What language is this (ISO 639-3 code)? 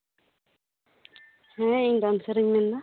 sat